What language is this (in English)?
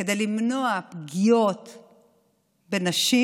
Hebrew